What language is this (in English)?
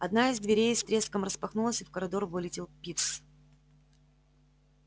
Russian